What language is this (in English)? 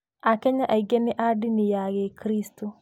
Kikuyu